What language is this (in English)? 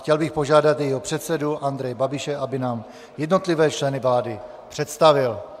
Czech